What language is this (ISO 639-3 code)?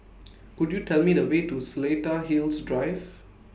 eng